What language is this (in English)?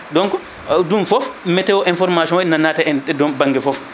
Fula